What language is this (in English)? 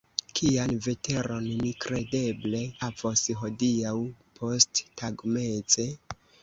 Esperanto